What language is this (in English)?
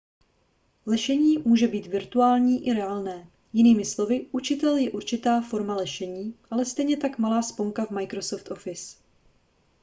Czech